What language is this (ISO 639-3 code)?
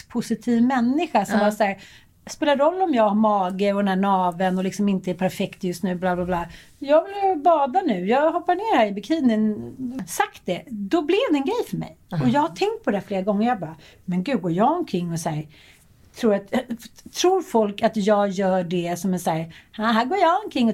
swe